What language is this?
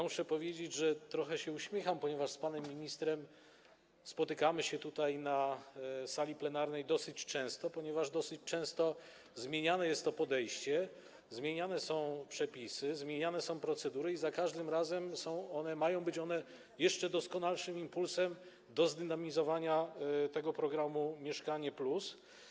Polish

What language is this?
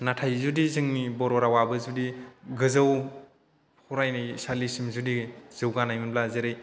Bodo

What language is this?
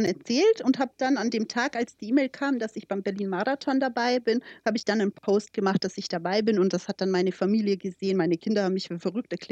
German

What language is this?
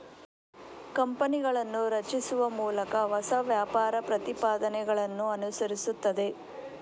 Kannada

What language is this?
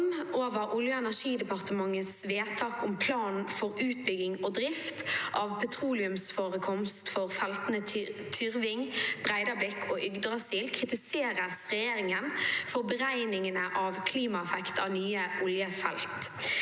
Norwegian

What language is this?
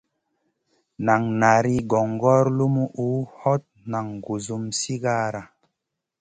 Masana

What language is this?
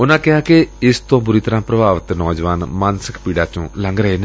Punjabi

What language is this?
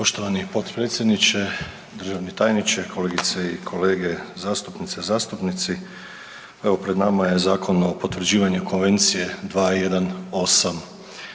Croatian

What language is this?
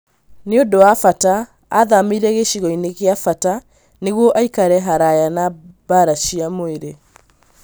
Kikuyu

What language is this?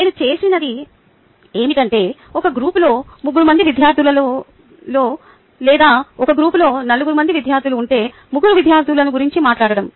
Telugu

